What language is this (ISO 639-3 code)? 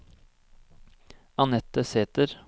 nor